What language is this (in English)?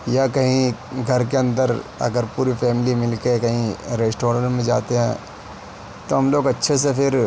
Urdu